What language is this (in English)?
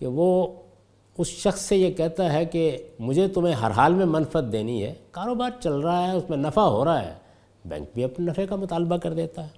Urdu